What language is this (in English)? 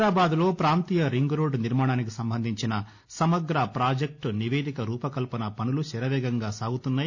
Telugu